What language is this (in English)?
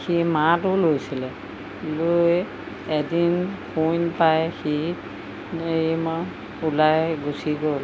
Assamese